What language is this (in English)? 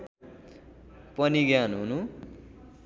Nepali